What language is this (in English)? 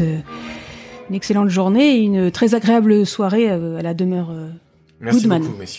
French